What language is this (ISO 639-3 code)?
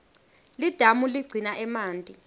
ssw